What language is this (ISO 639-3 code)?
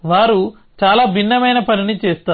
tel